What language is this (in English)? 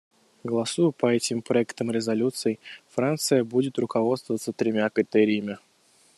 Russian